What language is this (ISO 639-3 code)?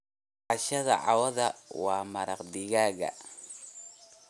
som